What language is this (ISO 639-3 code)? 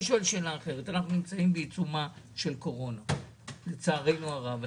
heb